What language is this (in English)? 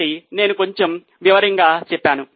Telugu